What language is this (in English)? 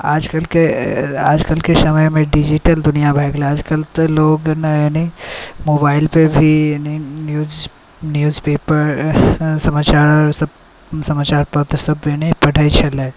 Maithili